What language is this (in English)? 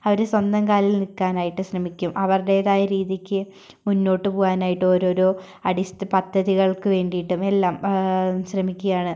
Malayalam